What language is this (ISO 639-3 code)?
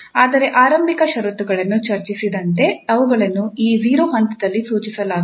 kan